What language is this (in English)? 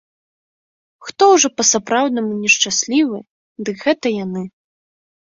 Belarusian